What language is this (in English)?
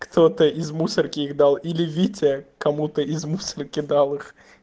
Russian